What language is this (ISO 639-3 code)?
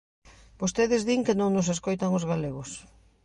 glg